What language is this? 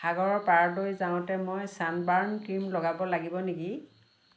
Assamese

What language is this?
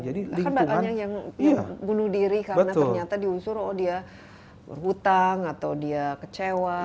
Indonesian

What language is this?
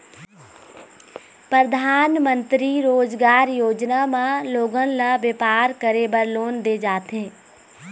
Chhattisgarhi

